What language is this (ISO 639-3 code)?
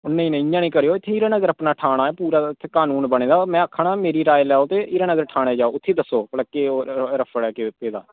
doi